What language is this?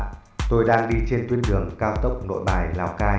Vietnamese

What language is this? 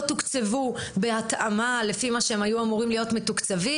Hebrew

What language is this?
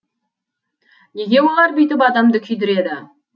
Kazakh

